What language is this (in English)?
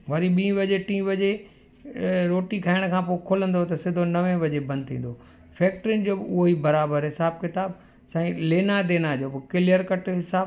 Sindhi